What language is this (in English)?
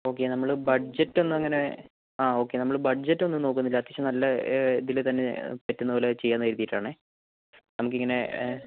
Malayalam